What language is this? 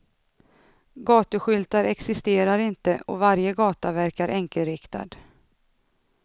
Swedish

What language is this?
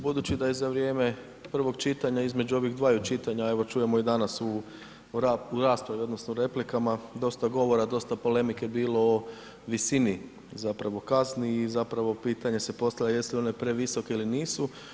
Croatian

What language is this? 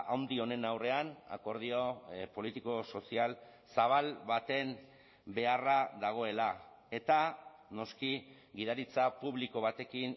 Basque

